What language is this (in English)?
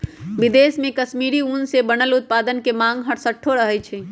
Magahi